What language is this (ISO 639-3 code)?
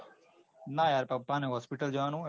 guj